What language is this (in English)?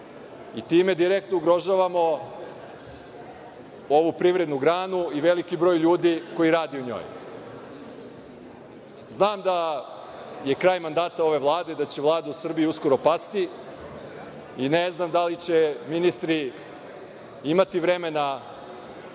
Serbian